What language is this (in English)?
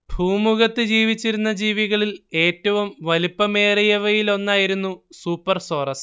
Malayalam